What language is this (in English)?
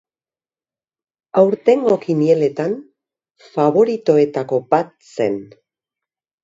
Basque